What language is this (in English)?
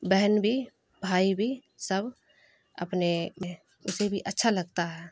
Urdu